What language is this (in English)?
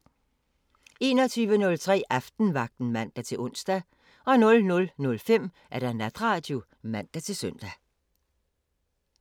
Danish